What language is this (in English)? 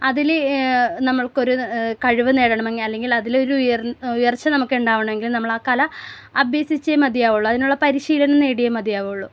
Malayalam